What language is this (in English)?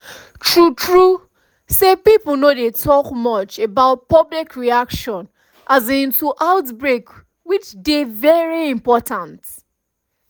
Nigerian Pidgin